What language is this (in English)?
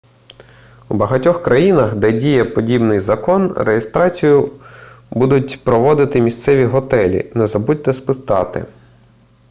Ukrainian